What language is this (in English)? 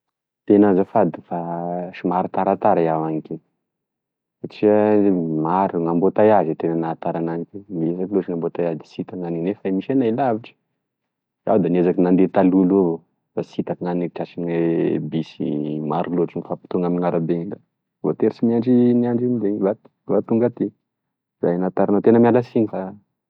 Tesaka Malagasy